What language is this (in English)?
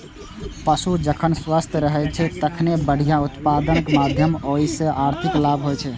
Maithili